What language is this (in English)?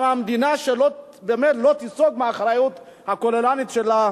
Hebrew